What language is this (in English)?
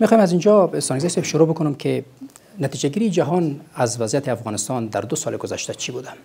Persian